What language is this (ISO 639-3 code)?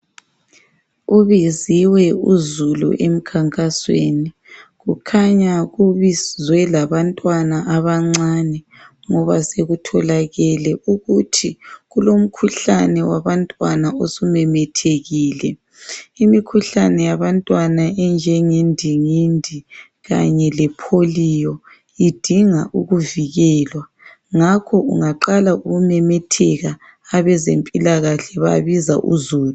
nde